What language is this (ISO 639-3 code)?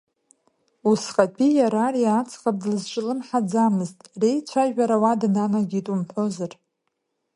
abk